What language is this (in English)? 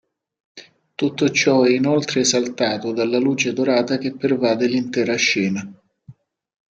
Italian